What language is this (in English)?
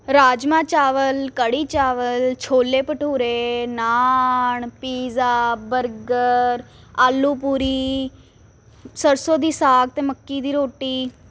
Punjabi